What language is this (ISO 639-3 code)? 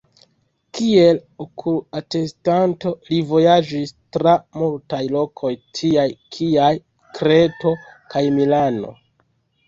epo